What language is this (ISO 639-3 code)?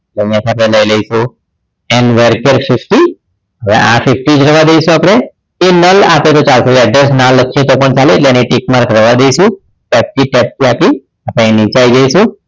guj